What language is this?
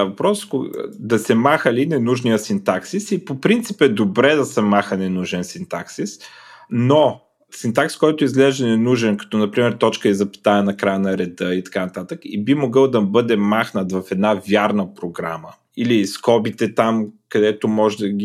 Bulgarian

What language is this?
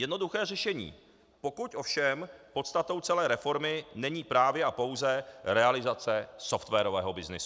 Czech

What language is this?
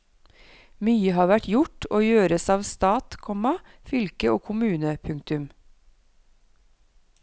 Norwegian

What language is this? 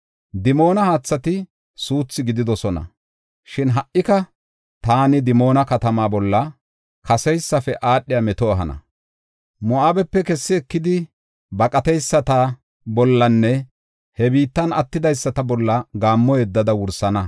Gofa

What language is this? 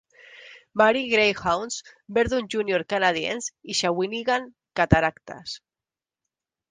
Catalan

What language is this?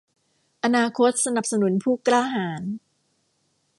Thai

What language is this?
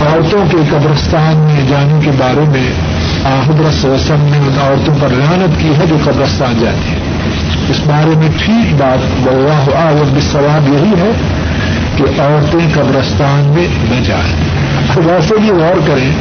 Urdu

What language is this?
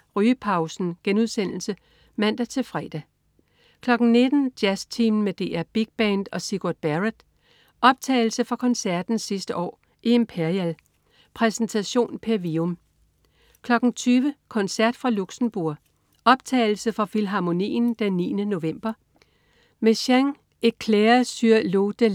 Danish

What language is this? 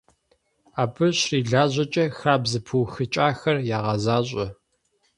Kabardian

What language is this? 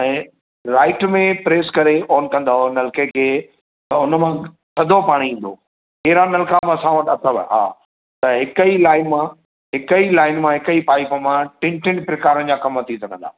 Sindhi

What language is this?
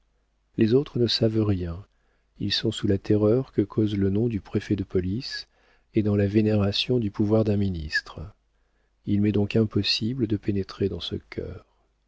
French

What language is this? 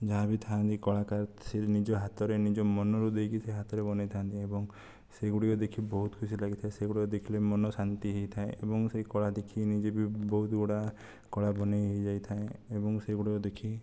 Odia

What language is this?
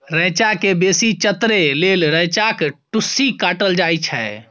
Maithili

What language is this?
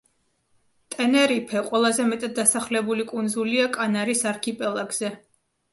Georgian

